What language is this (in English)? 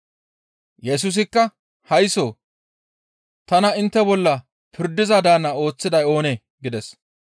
Gamo